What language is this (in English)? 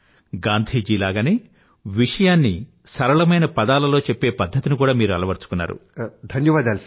Telugu